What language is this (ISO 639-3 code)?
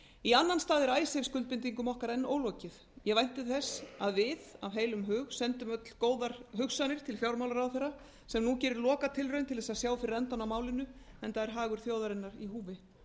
isl